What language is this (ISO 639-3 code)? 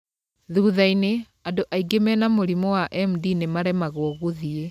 kik